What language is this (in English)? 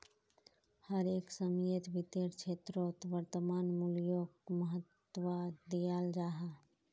Magahi